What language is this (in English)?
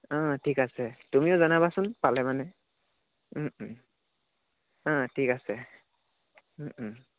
Assamese